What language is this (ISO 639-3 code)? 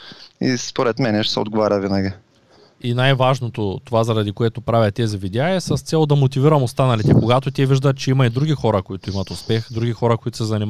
bul